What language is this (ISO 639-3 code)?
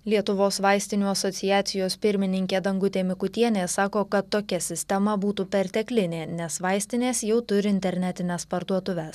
lit